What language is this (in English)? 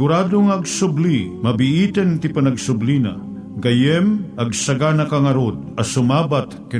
Filipino